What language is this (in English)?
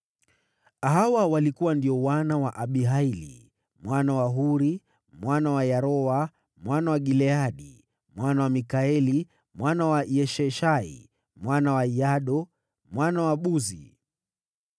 Swahili